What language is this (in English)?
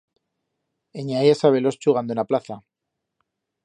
Aragonese